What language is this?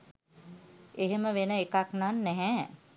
Sinhala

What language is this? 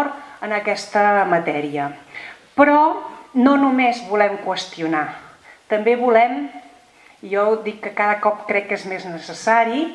Spanish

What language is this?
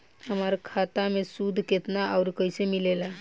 Bhojpuri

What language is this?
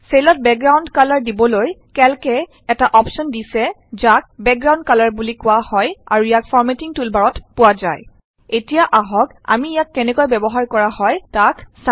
Assamese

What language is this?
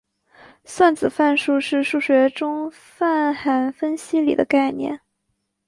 Chinese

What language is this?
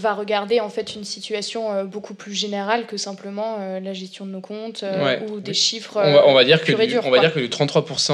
French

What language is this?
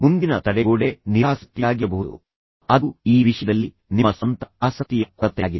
Kannada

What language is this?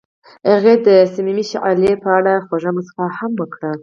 Pashto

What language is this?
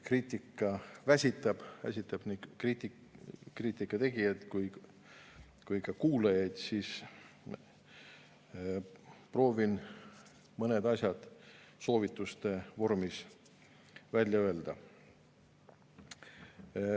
Estonian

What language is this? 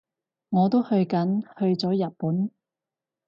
Cantonese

